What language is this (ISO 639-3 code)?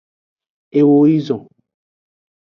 ajg